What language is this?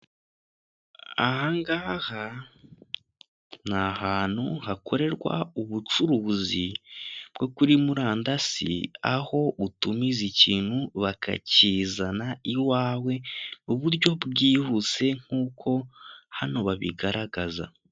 Kinyarwanda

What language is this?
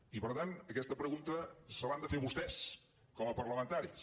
Catalan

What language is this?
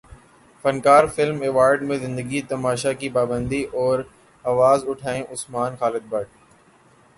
Urdu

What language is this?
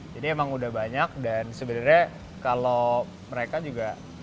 Indonesian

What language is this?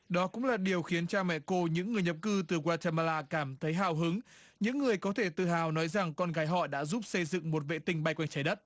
Vietnamese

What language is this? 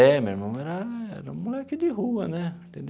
Portuguese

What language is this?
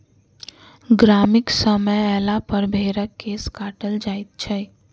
Maithili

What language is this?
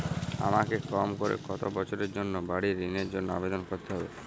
Bangla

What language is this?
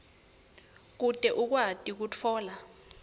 Swati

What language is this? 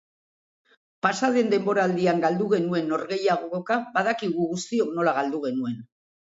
Basque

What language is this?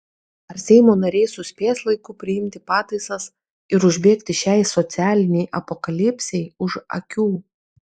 Lithuanian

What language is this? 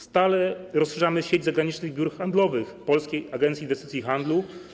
Polish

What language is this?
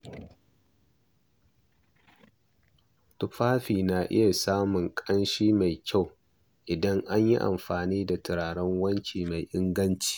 Hausa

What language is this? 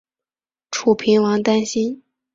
Chinese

